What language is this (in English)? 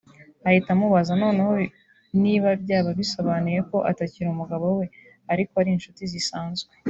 Kinyarwanda